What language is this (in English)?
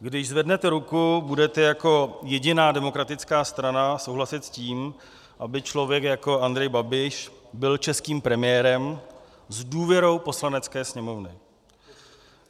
Czech